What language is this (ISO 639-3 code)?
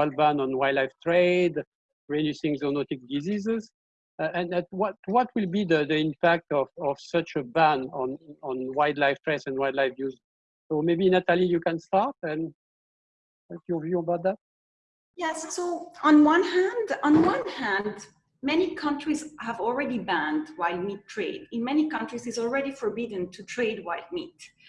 eng